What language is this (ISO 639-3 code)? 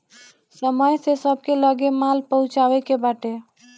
bho